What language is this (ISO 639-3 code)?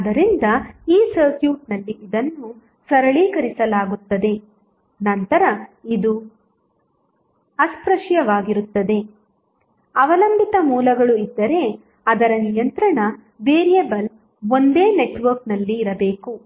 kan